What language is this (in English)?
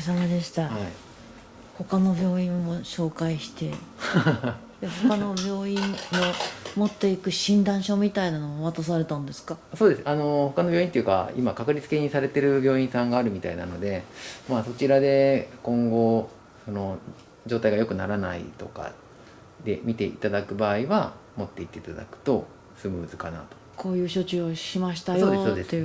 Japanese